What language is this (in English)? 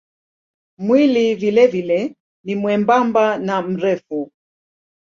Swahili